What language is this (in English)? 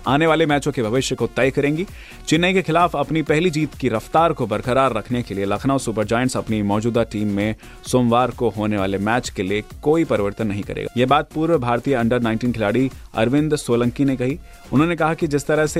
Hindi